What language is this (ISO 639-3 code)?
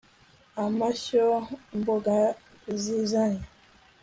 kin